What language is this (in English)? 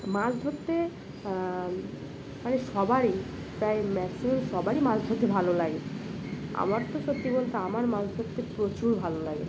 Bangla